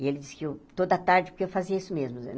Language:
Portuguese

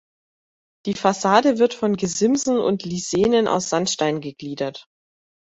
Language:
German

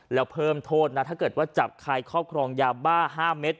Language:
Thai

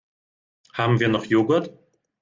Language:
German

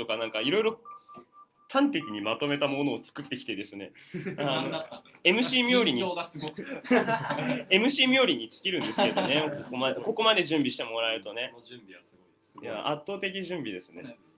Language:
Japanese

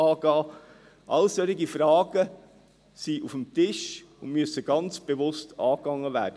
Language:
Swiss German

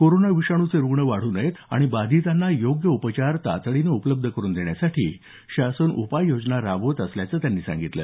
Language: Marathi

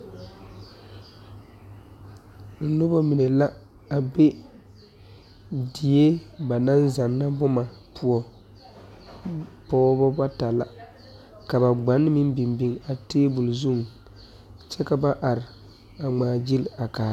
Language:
Southern Dagaare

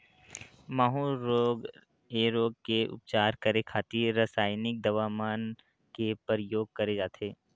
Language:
Chhattisgarhi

